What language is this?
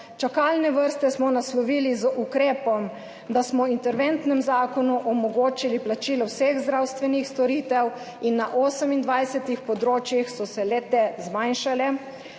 Slovenian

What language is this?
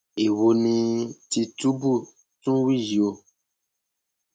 Yoruba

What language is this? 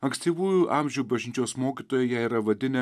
Lithuanian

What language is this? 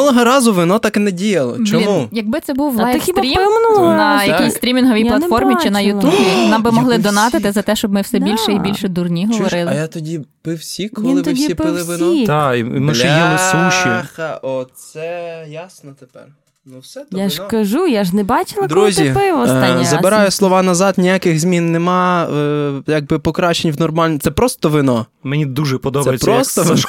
Ukrainian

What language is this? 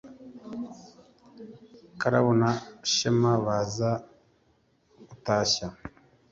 Kinyarwanda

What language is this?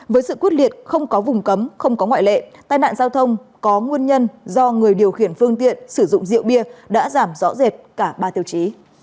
Vietnamese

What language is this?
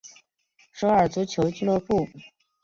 Chinese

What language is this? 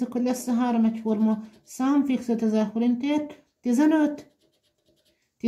Hungarian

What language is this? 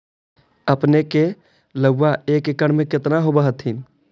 Magahi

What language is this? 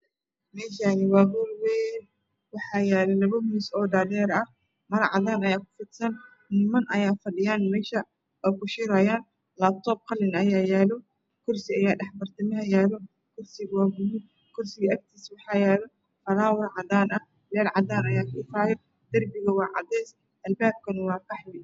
Somali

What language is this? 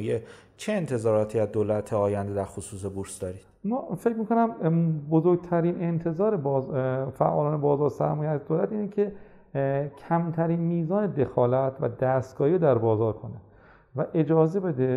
Persian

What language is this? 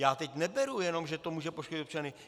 Czech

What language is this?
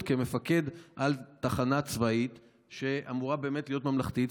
Hebrew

